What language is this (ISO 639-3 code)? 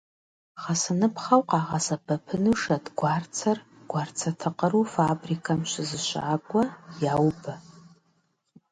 kbd